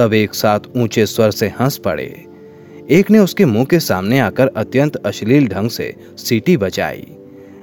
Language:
Hindi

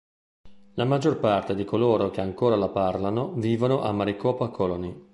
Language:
Italian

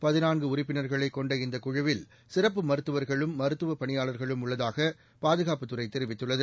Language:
Tamil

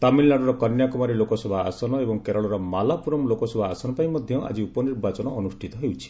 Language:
Odia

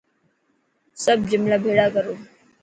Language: Dhatki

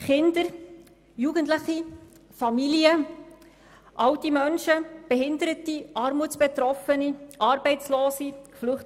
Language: Swiss German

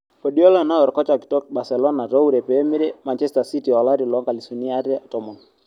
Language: Masai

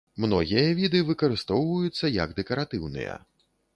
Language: Belarusian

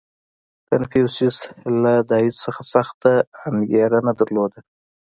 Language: Pashto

